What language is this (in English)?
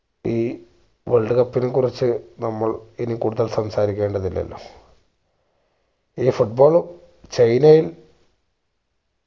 Malayalam